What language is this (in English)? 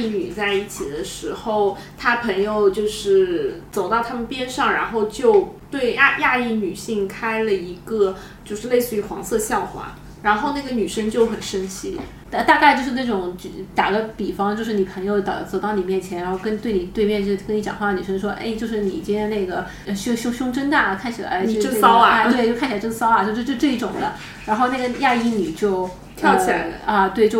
Chinese